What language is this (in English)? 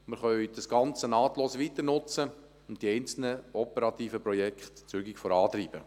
Swiss German